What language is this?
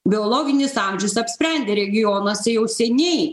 Lithuanian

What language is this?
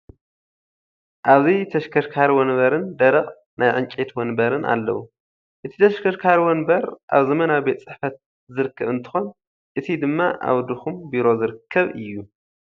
Tigrinya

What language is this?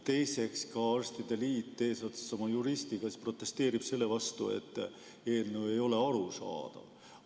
Estonian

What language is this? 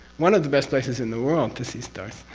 English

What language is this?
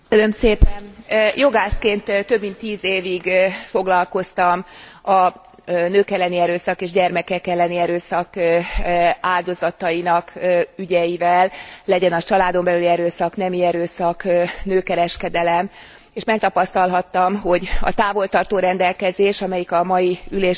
Hungarian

